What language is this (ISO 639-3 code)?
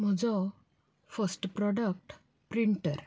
kok